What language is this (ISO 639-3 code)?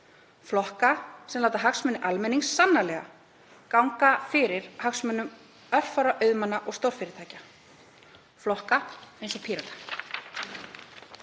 isl